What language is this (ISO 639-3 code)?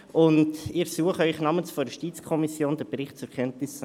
gsw